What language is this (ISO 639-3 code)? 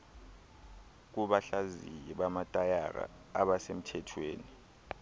xho